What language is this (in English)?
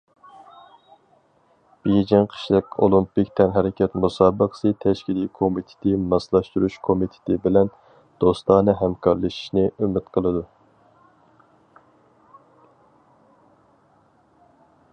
Uyghur